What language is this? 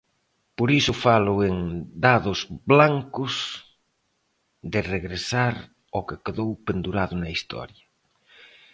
Galician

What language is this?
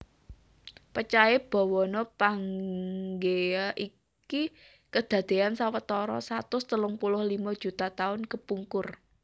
Javanese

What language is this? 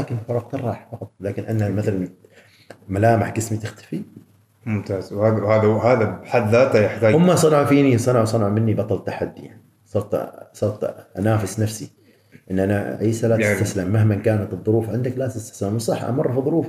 Arabic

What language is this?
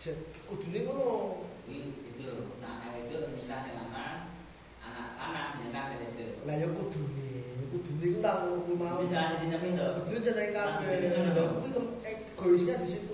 Indonesian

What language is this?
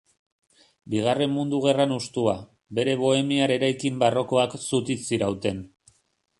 Basque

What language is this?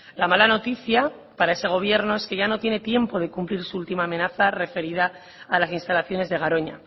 Spanish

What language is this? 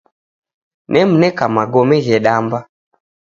Taita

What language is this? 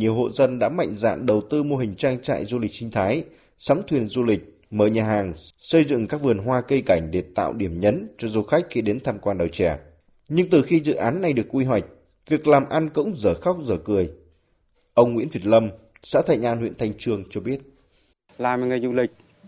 Vietnamese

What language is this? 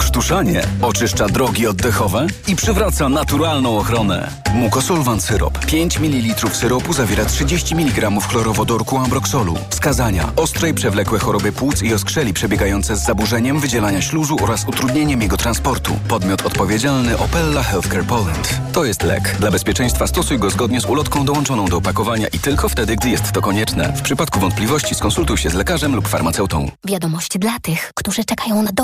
Polish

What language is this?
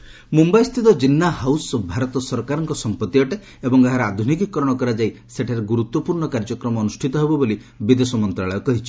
Odia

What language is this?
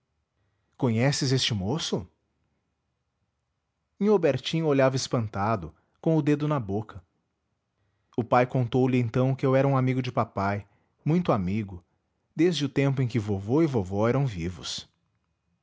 Portuguese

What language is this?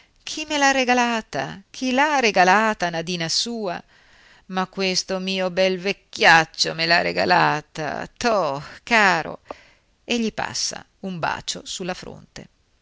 Italian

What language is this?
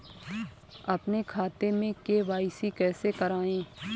Hindi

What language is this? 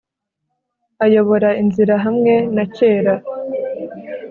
Kinyarwanda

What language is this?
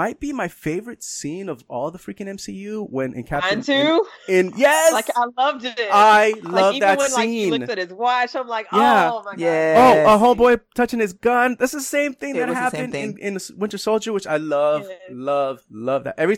English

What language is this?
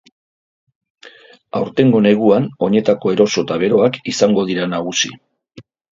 Basque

